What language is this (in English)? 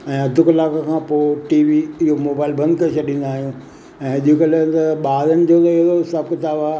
Sindhi